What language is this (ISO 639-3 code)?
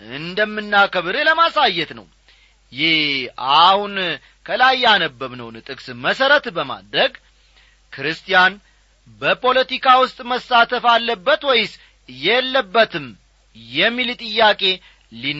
amh